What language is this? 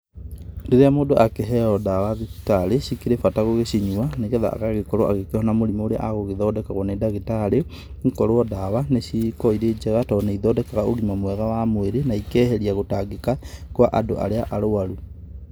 Kikuyu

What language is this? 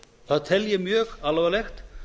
Icelandic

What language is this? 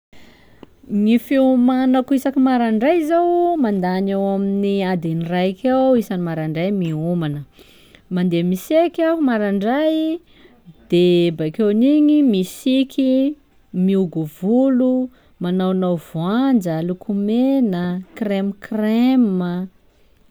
Sakalava Malagasy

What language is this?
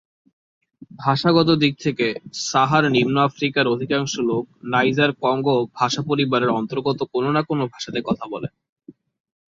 Bangla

